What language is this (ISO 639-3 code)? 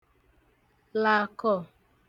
ibo